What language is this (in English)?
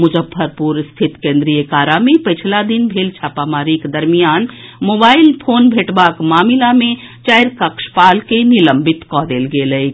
Maithili